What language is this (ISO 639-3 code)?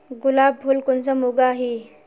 mag